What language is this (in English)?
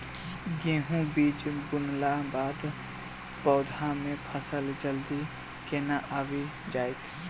Maithili